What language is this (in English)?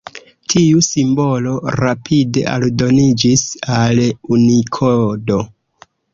Esperanto